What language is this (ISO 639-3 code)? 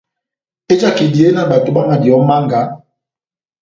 bnm